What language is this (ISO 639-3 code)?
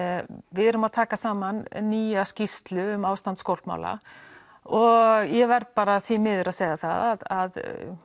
isl